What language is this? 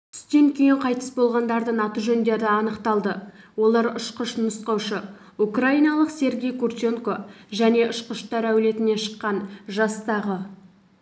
Kazakh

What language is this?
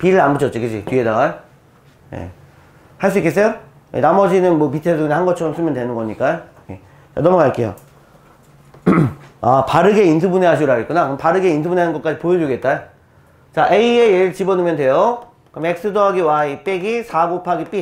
Korean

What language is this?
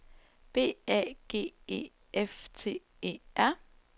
Danish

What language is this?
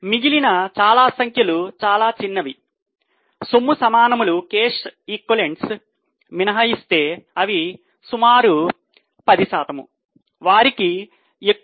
Telugu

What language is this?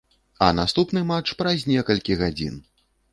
Belarusian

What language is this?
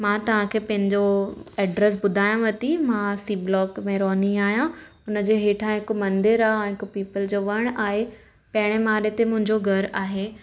Sindhi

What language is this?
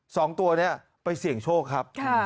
Thai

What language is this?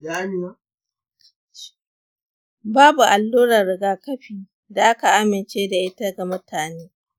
Hausa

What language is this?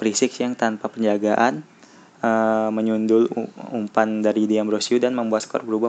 Indonesian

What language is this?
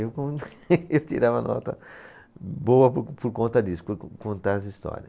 Portuguese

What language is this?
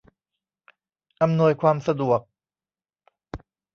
Thai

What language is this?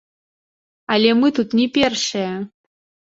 Belarusian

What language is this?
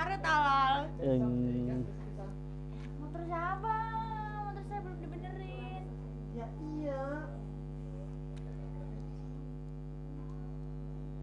Indonesian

